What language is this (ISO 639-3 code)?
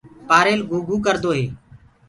ggg